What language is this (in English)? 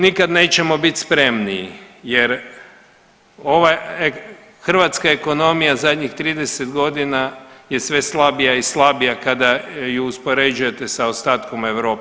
Croatian